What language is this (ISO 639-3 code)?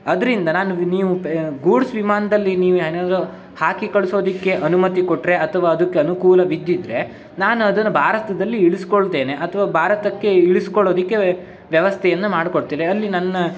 kan